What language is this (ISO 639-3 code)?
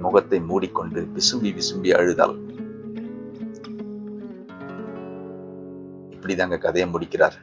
tam